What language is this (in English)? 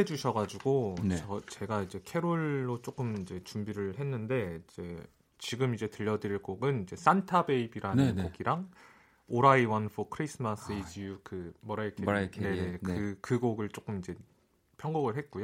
Korean